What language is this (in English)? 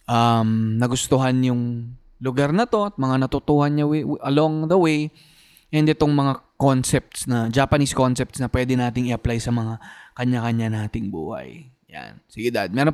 Filipino